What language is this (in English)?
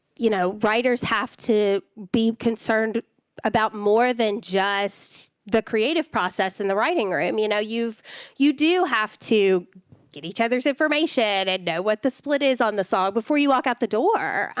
English